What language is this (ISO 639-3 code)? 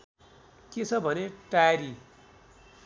nep